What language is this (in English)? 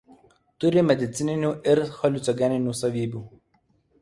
Lithuanian